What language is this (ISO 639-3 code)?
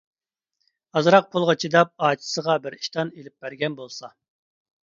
uig